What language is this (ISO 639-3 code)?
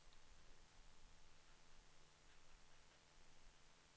swe